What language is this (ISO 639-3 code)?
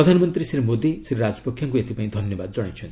ori